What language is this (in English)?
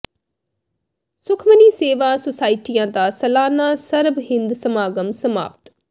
Punjabi